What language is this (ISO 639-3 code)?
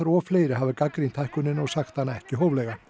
isl